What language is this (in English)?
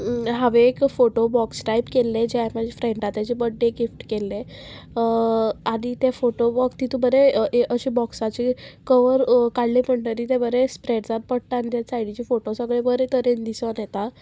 Konkani